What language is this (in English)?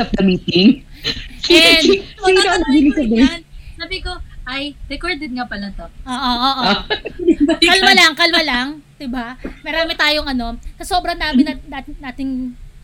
Filipino